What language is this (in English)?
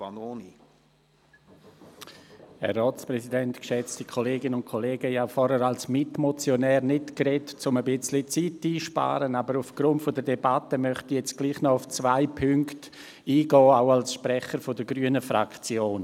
Swiss German